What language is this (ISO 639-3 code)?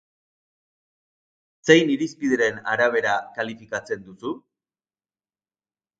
eus